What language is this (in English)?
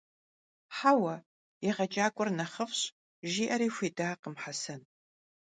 Kabardian